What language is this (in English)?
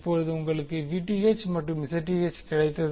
Tamil